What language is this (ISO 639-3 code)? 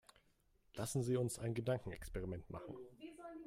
deu